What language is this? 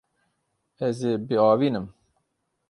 Kurdish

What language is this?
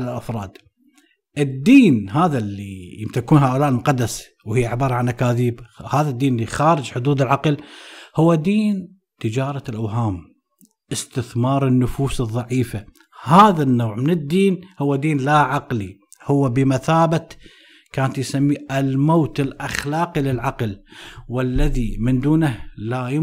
Arabic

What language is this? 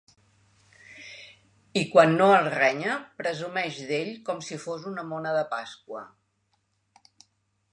Catalan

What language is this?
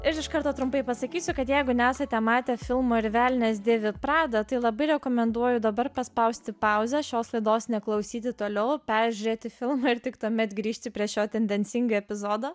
Lithuanian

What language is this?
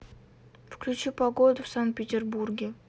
Russian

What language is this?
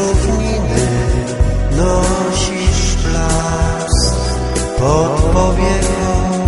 Polish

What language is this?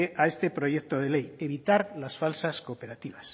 Spanish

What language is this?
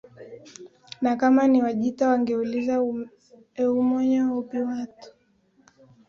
Swahili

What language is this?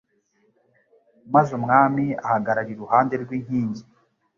Kinyarwanda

